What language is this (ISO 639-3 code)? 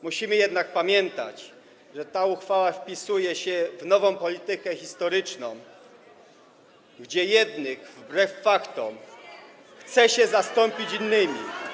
pol